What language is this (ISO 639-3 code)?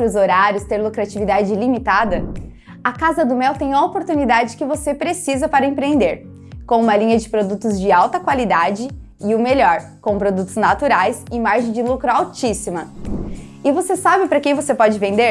por